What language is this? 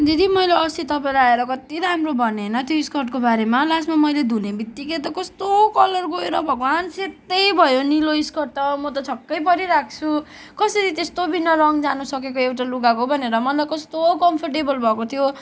Nepali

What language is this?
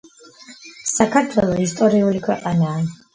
Georgian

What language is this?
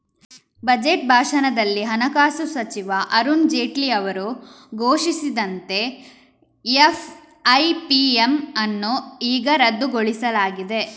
Kannada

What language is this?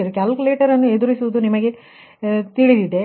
Kannada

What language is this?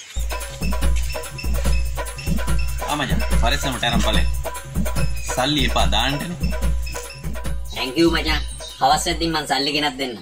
Thai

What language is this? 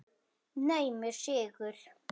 Icelandic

